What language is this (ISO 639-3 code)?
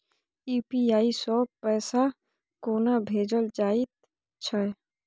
mai